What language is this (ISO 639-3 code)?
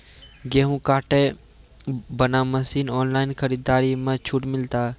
mai